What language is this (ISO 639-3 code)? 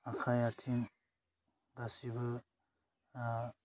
brx